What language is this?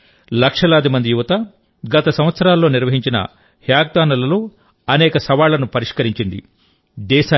Telugu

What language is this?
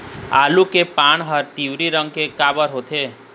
Chhattisgarhi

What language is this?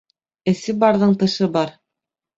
Bashkir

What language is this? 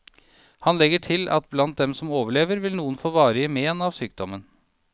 Norwegian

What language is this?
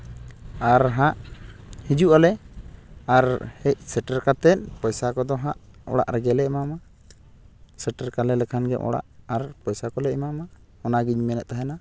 Santali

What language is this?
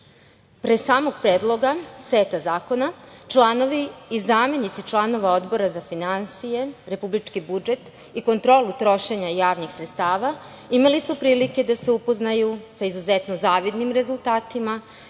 Serbian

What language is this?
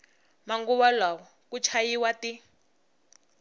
Tsonga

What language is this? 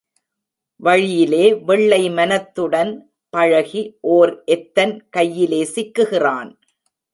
Tamil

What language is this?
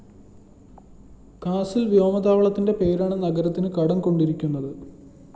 Malayalam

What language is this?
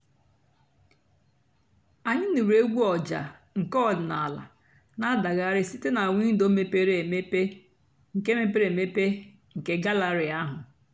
Igbo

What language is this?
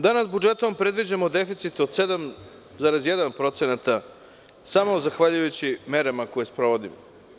Serbian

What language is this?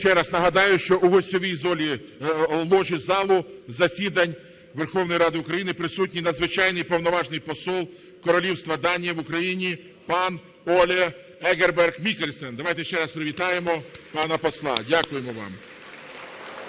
Ukrainian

